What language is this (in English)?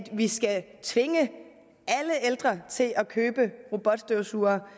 Danish